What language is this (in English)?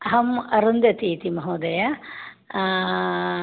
Sanskrit